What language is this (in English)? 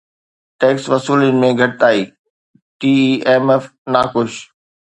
Sindhi